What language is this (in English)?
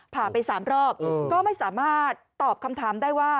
Thai